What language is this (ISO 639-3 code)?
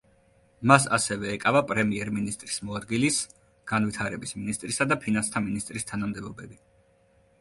kat